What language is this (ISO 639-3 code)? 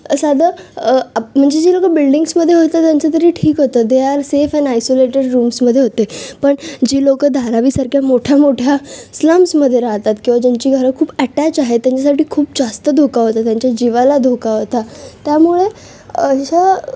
mar